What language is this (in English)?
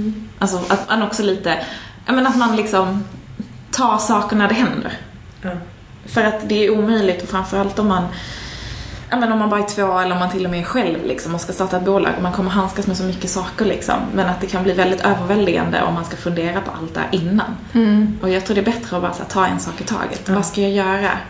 Swedish